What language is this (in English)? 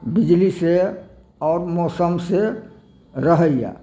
Maithili